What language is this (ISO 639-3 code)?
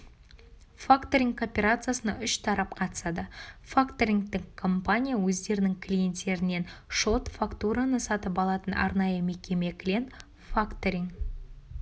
kaz